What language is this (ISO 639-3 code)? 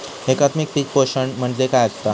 mar